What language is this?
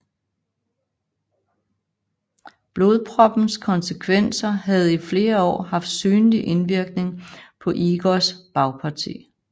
Danish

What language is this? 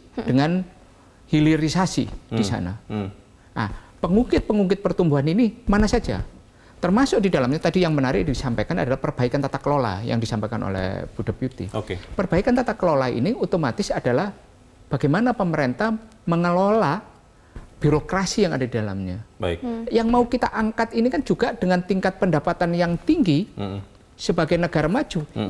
Indonesian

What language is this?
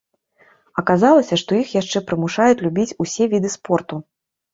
Belarusian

